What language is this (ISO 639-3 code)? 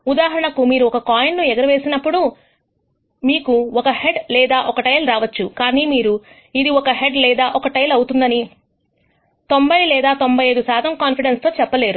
tel